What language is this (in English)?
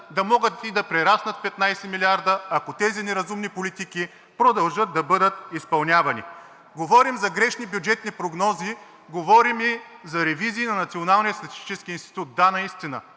Bulgarian